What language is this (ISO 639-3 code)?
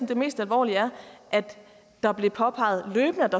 dan